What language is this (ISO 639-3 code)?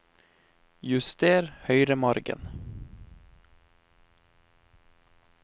nor